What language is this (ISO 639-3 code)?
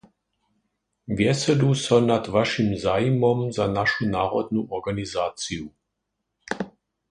hsb